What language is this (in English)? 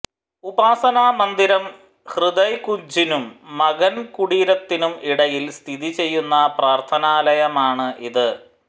Malayalam